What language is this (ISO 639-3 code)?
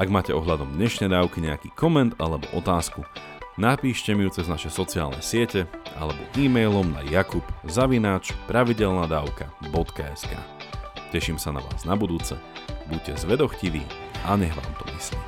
slk